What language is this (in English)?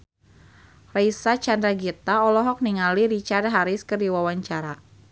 Sundanese